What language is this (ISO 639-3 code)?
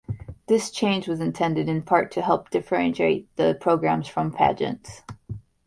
eng